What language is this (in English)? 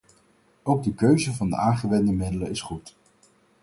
Dutch